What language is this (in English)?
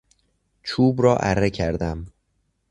Persian